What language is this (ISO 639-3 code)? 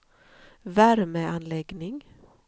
swe